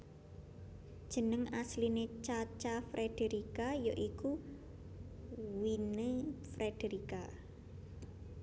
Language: Javanese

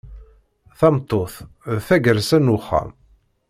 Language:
Kabyle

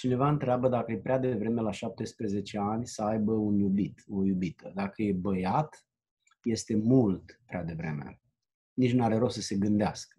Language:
Romanian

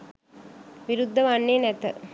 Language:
Sinhala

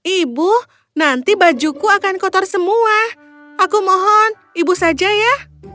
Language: Indonesian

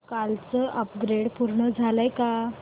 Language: Marathi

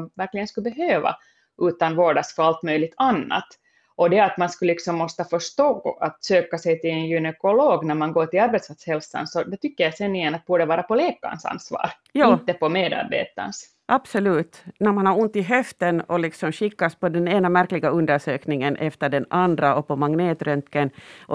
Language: Swedish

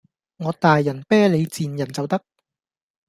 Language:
Cantonese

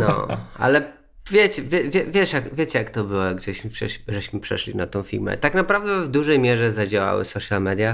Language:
Polish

